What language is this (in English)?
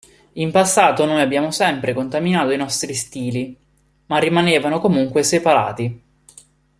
Italian